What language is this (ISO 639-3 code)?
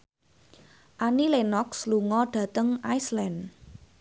jav